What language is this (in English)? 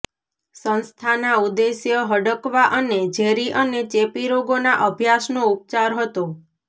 Gujarati